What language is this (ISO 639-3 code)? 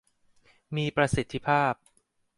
tha